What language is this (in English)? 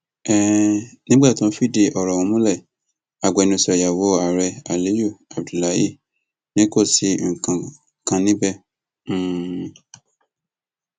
Yoruba